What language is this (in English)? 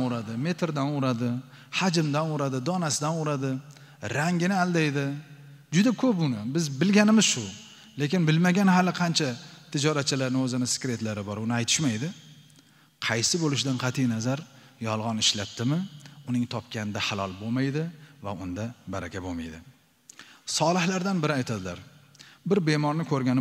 Turkish